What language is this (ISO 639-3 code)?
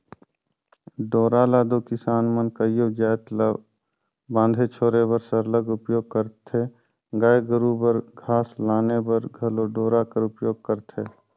hne